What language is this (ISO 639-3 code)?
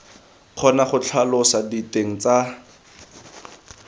tsn